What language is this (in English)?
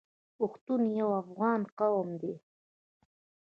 Pashto